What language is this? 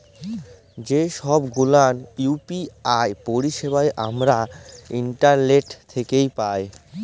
Bangla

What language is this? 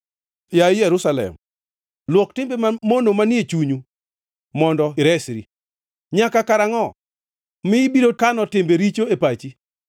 Luo (Kenya and Tanzania)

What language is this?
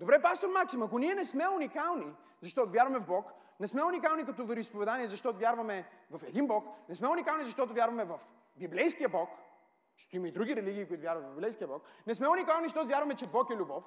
Bulgarian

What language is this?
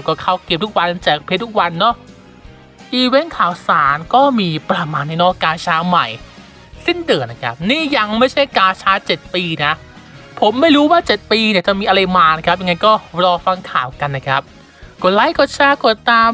Thai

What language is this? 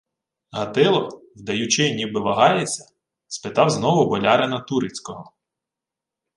Ukrainian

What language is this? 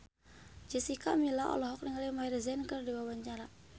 Sundanese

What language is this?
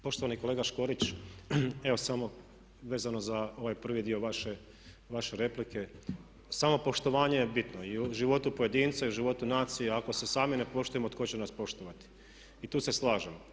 Croatian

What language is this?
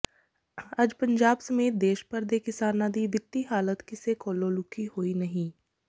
Punjabi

